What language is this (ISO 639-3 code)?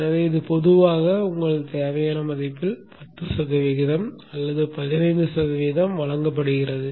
tam